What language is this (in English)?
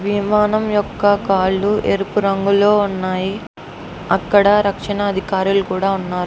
Telugu